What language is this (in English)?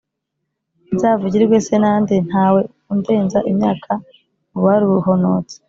Kinyarwanda